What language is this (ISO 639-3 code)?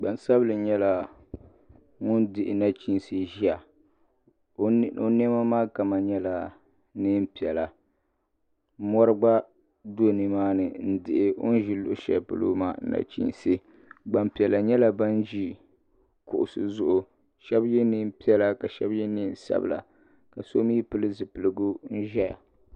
dag